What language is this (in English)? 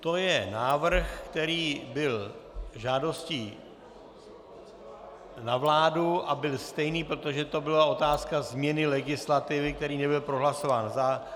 Czech